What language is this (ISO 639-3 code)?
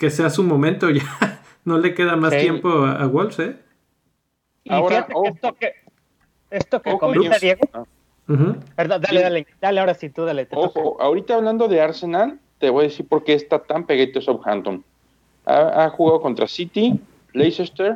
spa